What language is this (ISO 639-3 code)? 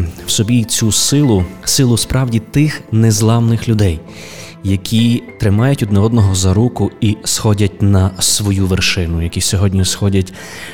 ukr